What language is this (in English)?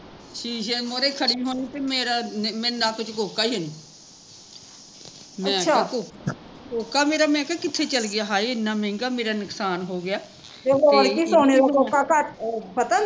Punjabi